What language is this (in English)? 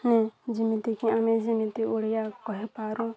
Odia